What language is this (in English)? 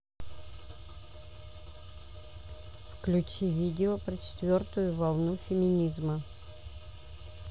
Russian